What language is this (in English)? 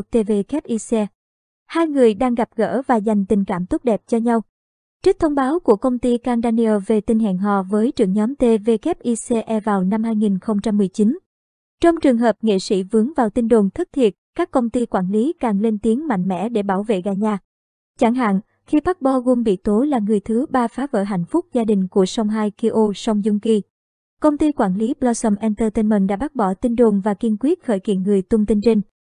Vietnamese